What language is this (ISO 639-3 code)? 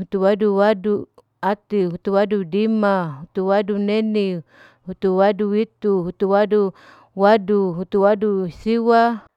alo